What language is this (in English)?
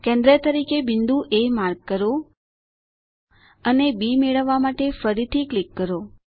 Gujarati